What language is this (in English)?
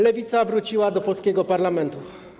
Polish